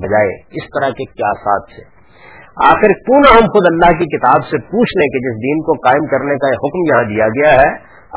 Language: Urdu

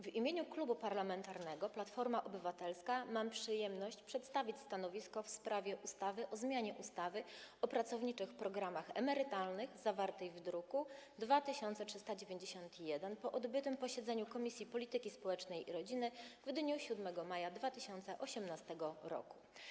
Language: Polish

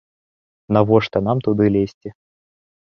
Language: Belarusian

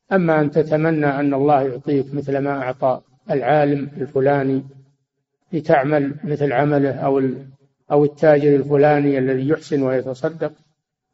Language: Arabic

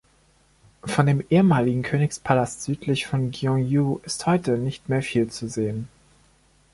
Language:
German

